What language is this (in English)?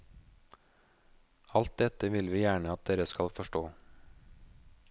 Norwegian